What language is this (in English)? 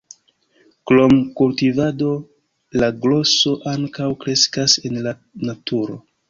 Esperanto